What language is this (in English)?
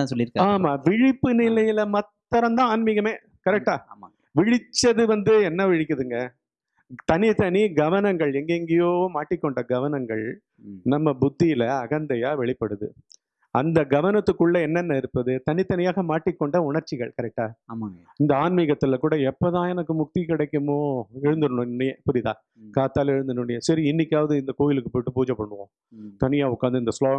Tamil